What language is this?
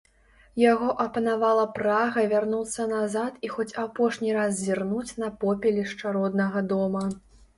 Belarusian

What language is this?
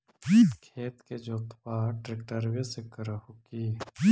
Magahi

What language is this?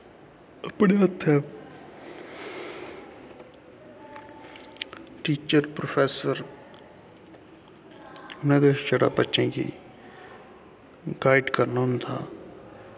Dogri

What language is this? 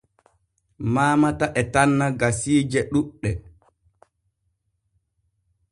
Borgu Fulfulde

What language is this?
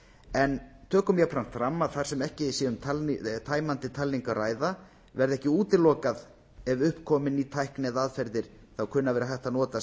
Icelandic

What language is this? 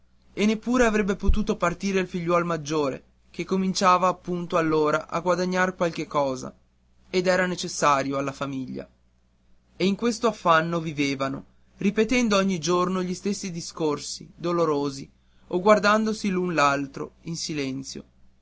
Italian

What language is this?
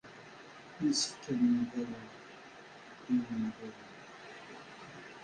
Kabyle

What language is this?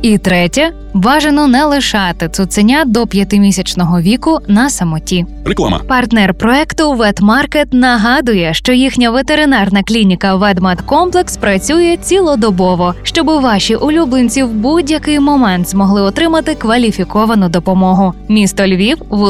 Ukrainian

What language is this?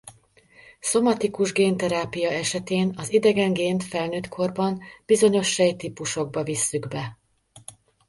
Hungarian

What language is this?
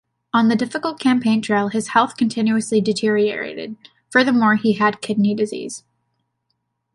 English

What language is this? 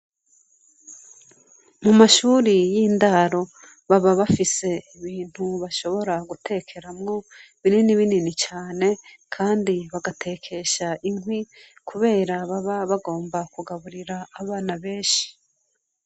Rundi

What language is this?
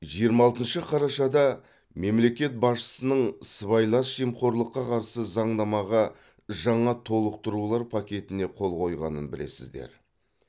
Kazakh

